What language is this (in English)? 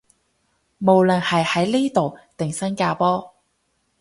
Cantonese